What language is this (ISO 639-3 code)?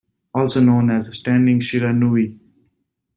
eng